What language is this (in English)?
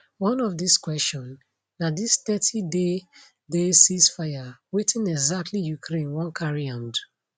Nigerian Pidgin